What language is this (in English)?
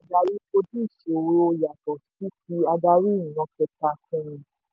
Yoruba